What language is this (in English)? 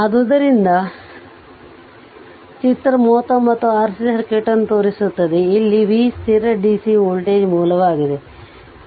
Kannada